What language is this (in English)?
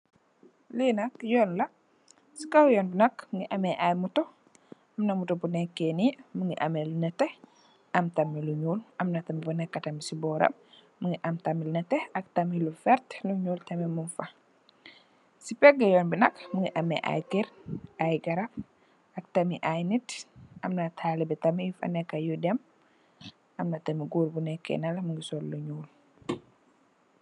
Wolof